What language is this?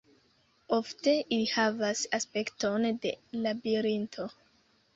Esperanto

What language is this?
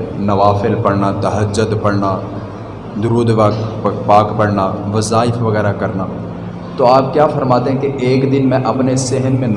Urdu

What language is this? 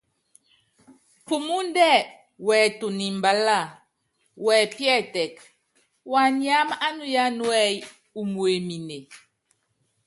Yangben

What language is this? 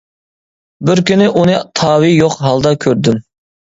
Uyghur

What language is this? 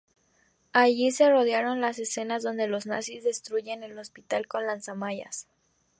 Spanish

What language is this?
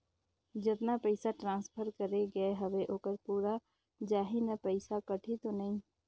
Chhattisgarhi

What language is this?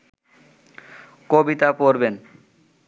Bangla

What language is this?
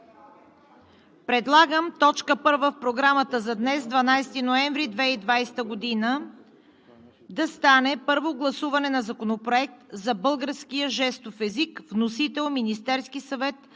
Bulgarian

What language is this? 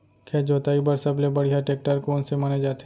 Chhattisgarhi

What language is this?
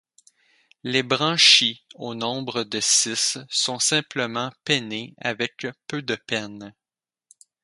French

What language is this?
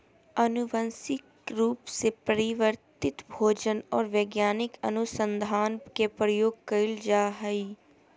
Magahi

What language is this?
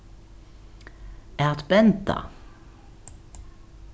Faroese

